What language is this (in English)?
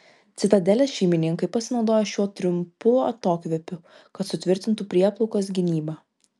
Lithuanian